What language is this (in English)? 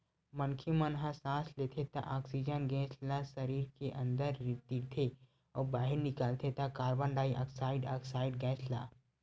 Chhattisgarhi